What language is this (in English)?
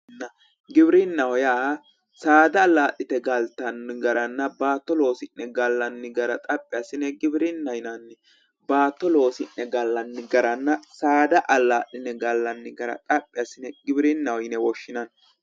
Sidamo